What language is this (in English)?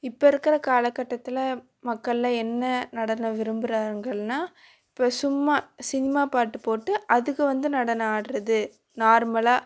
Tamil